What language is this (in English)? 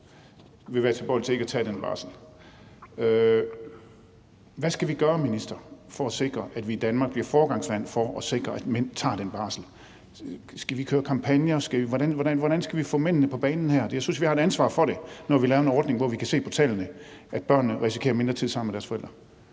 Danish